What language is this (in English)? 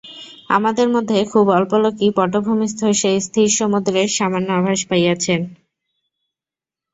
Bangla